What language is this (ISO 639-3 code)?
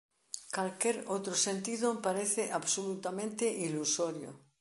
glg